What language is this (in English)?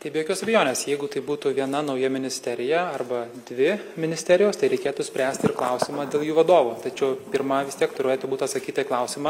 Lithuanian